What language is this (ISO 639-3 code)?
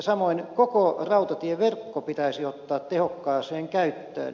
fin